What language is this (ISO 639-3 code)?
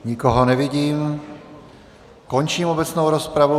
ces